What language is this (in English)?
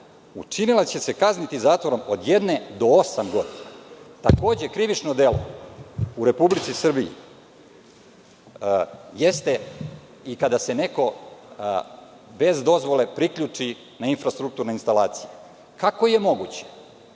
Serbian